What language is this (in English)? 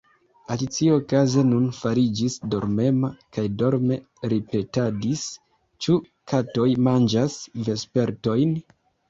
Esperanto